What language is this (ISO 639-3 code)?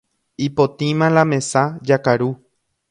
grn